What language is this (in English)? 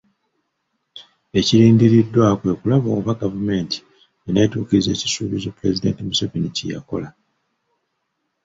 Ganda